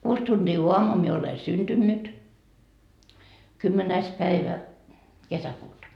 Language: Finnish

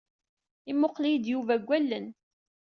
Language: Kabyle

